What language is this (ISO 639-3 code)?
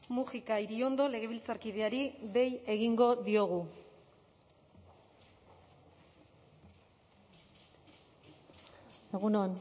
eus